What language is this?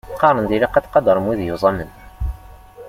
Kabyle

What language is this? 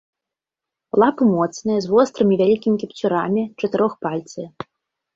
Belarusian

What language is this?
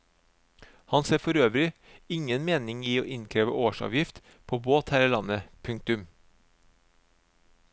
Norwegian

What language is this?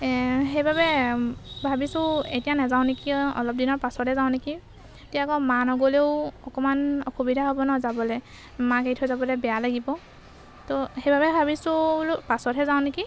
Assamese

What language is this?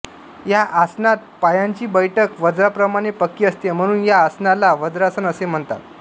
Marathi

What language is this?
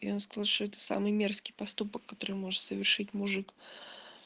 Russian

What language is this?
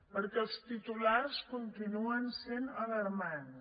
Catalan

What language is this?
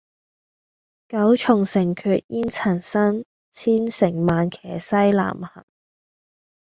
Cantonese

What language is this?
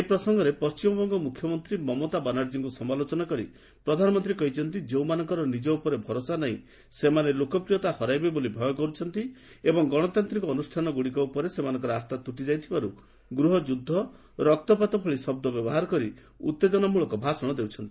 Odia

